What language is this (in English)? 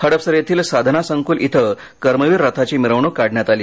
Marathi